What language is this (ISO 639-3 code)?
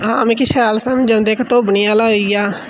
doi